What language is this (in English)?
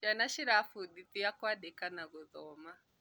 Kikuyu